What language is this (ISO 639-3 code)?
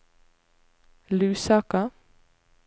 nor